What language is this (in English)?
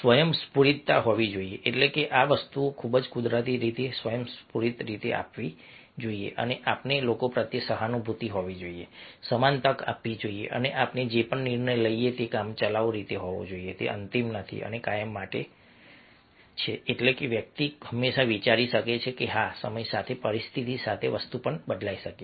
Gujarati